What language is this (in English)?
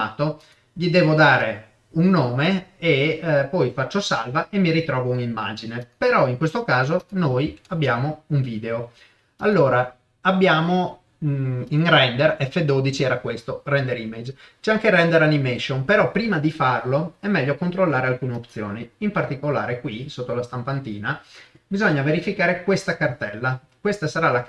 Italian